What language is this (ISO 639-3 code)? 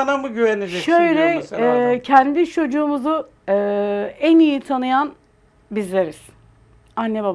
tur